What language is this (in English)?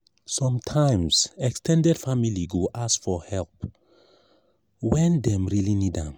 Nigerian Pidgin